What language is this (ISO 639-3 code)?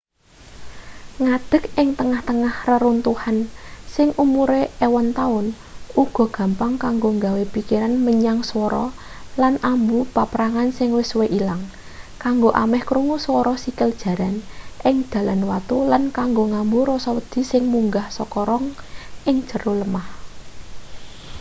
jav